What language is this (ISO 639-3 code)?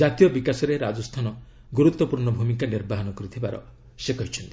ori